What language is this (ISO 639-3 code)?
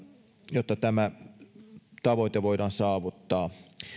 fin